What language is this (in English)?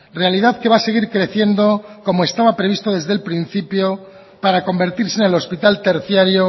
Spanish